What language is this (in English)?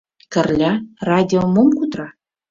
Mari